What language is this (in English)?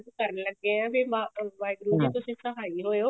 Punjabi